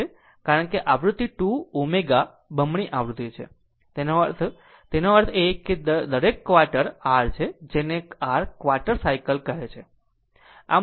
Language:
Gujarati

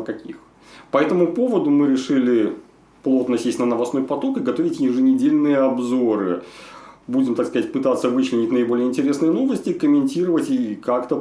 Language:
Russian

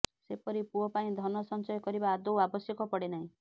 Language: Odia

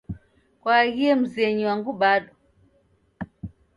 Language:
Taita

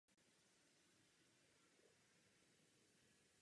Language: Czech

